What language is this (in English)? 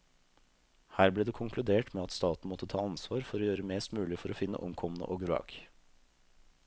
Norwegian